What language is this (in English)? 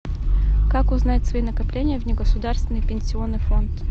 Russian